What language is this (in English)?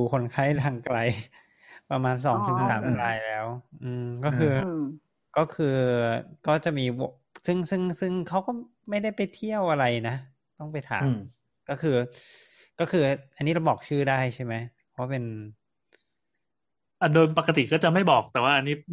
Thai